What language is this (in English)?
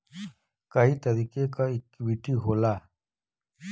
Bhojpuri